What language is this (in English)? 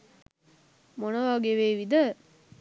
Sinhala